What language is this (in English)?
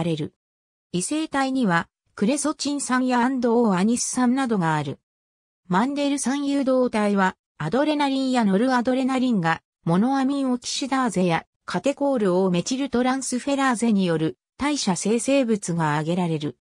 Japanese